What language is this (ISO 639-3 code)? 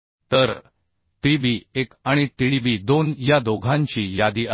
mar